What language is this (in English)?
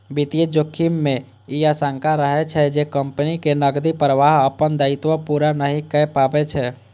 Maithili